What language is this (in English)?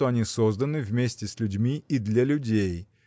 Russian